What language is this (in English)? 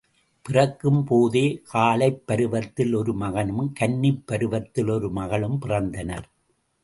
Tamil